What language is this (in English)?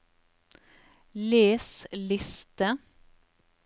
Norwegian